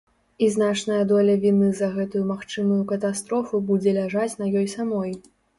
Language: Belarusian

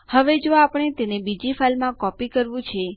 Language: Gujarati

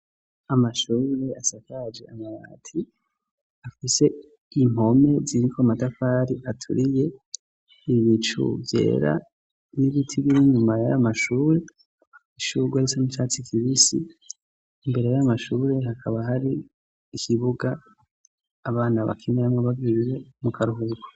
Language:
Rundi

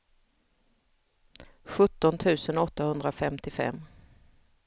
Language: Swedish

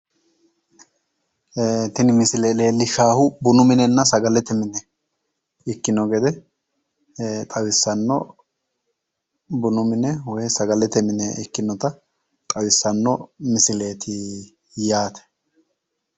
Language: Sidamo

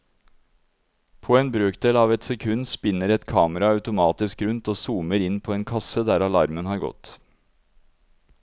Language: Norwegian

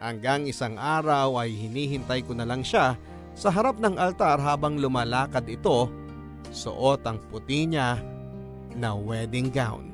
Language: Filipino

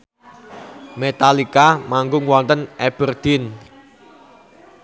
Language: Javanese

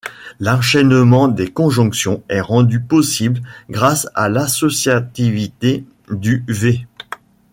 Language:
French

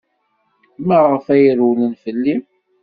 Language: Kabyle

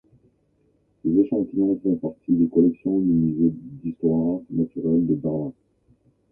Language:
French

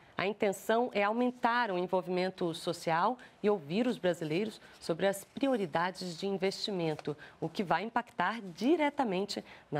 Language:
Portuguese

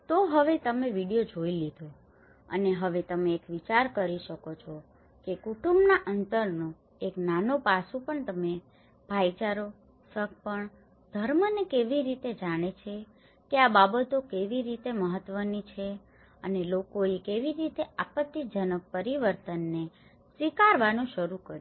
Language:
Gujarati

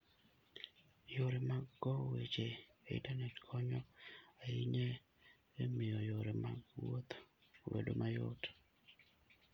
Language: Luo (Kenya and Tanzania)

